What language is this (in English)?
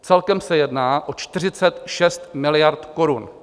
Czech